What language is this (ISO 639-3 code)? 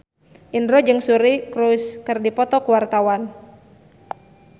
sun